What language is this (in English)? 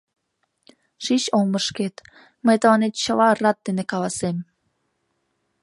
Mari